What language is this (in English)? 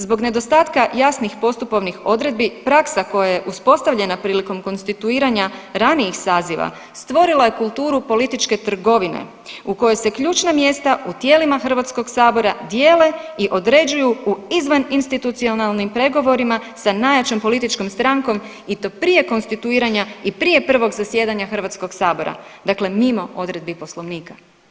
Croatian